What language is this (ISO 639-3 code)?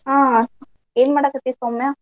kan